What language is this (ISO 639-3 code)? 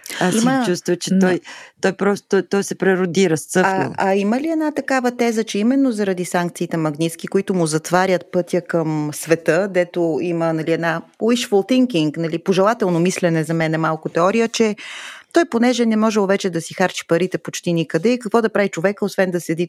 bul